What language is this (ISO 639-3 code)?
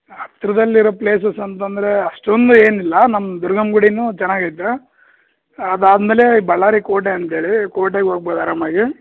kan